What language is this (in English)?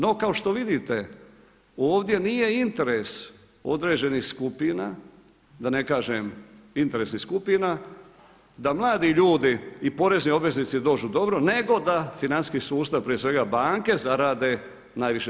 Croatian